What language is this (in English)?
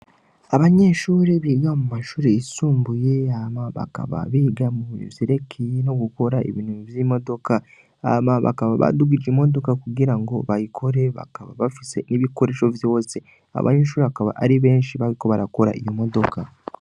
Rundi